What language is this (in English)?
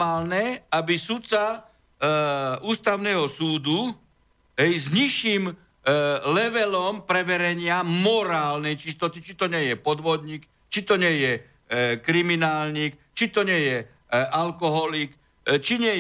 Slovak